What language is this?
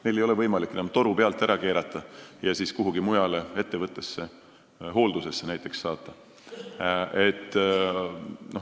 Estonian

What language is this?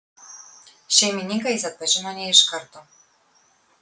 Lithuanian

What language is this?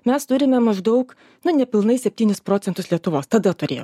Lithuanian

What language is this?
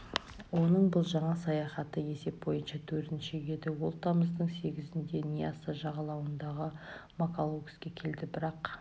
Kazakh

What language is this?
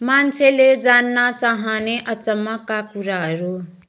Nepali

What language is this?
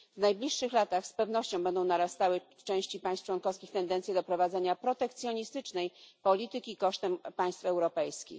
Polish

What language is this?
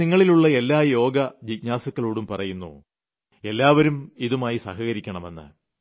Malayalam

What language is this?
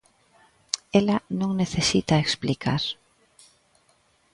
Galician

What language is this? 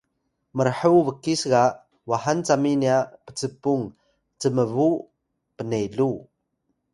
Atayal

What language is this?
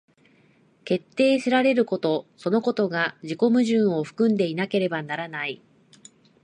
Japanese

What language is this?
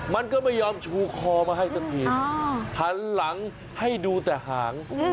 Thai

